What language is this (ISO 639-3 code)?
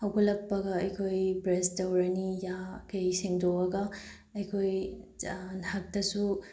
mni